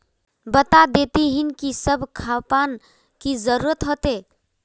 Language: Magahi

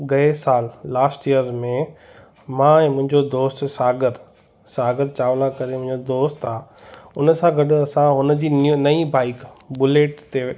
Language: Sindhi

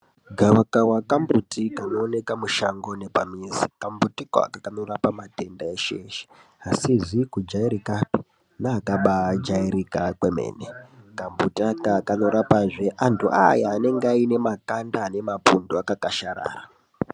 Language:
Ndau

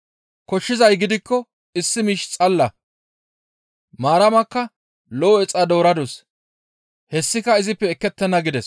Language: Gamo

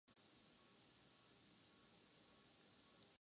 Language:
Urdu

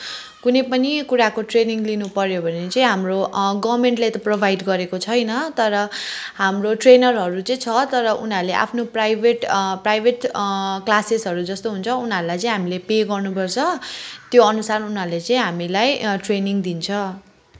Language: Nepali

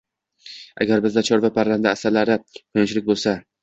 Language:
Uzbek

